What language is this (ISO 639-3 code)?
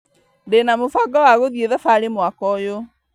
kik